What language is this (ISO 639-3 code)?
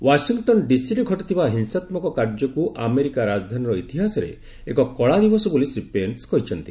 ori